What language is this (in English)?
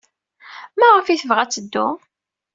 Kabyle